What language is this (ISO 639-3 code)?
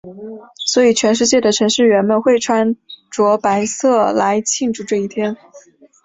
zho